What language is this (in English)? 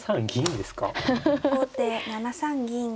Japanese